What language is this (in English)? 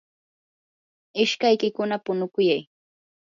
Yanahuanca Pasco Quechua